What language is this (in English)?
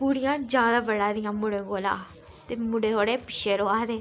Dogri